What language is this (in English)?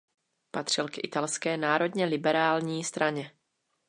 Czech